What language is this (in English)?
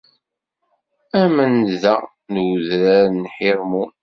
Kabyle